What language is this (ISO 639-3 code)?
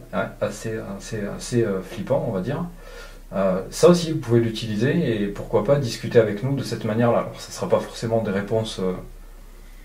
fra